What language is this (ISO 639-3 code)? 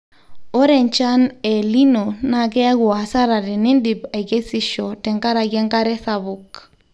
mas